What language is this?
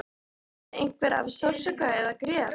Icelandic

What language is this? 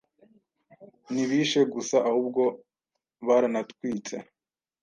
Kinyarwanda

